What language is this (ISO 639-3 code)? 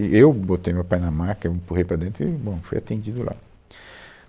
por